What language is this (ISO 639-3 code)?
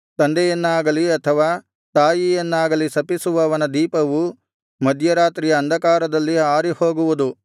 kan